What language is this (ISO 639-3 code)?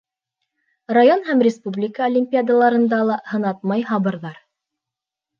bak